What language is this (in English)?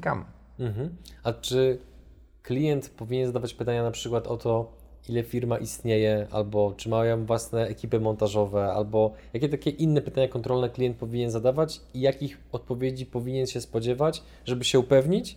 Polish